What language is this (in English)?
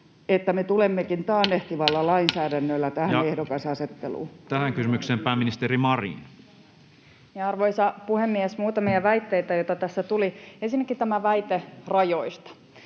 Finnish